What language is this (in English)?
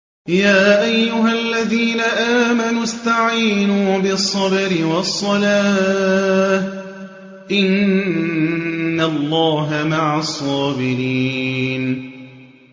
Arabic